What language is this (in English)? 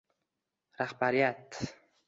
Uzbek